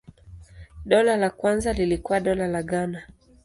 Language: Swahili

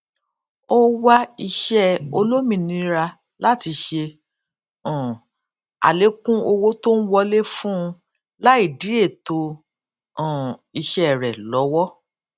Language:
Yoruba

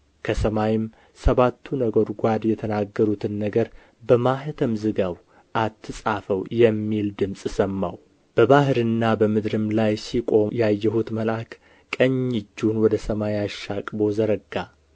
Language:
Amharic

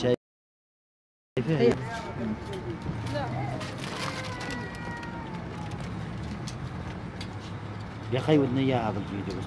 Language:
Arabic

